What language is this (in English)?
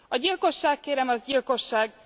Hungarian